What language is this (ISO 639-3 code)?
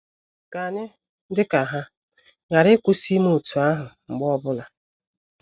ibo